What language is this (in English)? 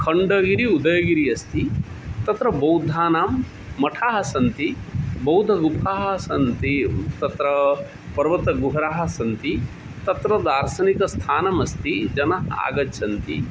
Sanskrit